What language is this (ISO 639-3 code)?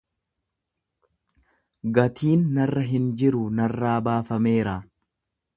orm